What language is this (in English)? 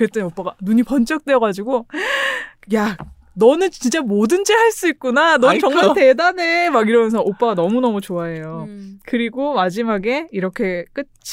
Korean